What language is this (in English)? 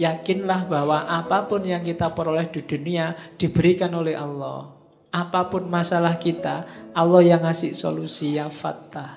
Indonesian